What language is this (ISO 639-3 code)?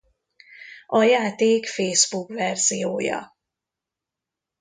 hun